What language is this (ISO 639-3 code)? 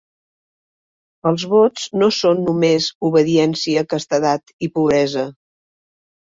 cat